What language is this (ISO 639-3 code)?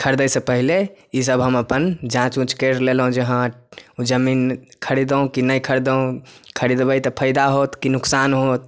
mai